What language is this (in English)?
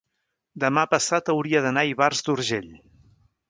Catalan